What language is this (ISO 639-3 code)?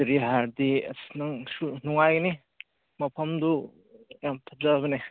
mni